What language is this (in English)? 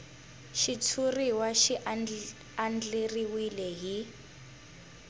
Tsonga